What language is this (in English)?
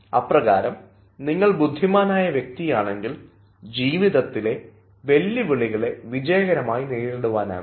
Malayalam